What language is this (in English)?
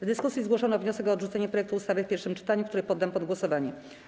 Polish